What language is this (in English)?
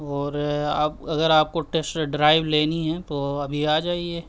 Urdu